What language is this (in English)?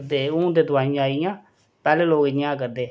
Dogri